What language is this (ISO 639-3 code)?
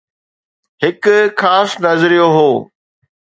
snd